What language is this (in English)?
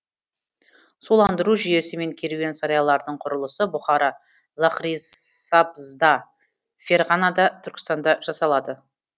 Kazakh